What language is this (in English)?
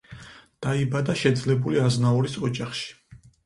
Georgian